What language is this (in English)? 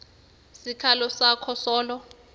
Swati